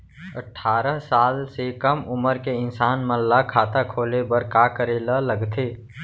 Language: Chhattisgarhi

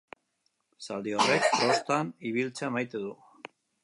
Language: Basque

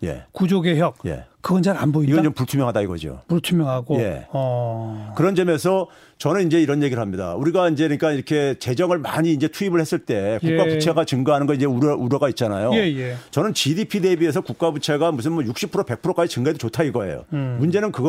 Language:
Korean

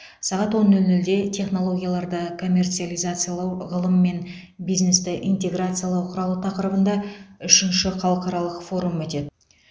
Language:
Kazakh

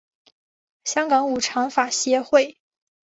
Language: Chinese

